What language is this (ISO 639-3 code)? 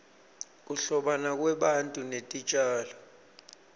ssw